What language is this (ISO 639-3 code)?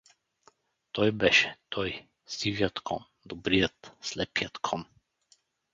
bul